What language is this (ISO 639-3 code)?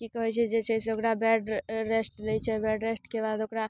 mai